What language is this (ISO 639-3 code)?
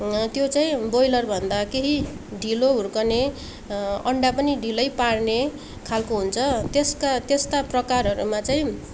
nep